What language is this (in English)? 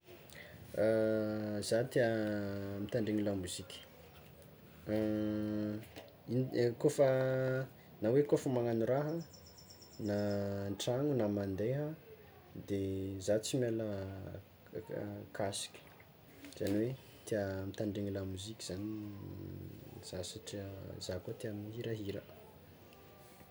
Tsimihety Malagasy